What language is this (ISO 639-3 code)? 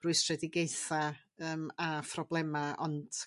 cym